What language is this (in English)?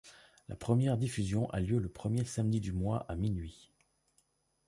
French